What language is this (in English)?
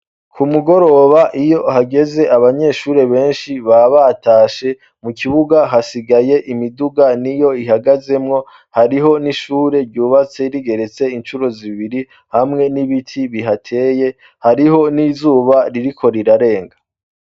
Rundi